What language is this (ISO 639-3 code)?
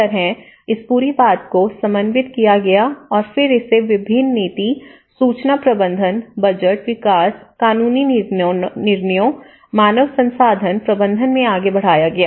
hin